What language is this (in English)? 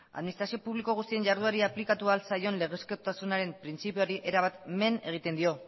Basque